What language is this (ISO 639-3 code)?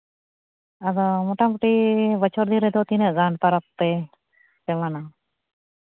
sat